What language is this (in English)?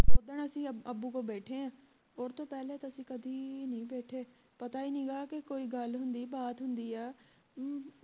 Punjabi